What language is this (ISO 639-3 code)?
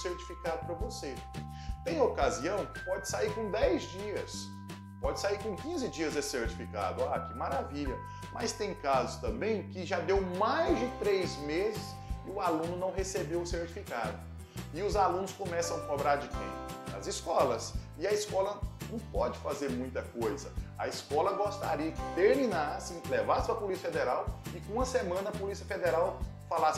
por